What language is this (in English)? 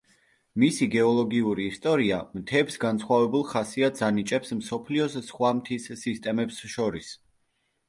Georgian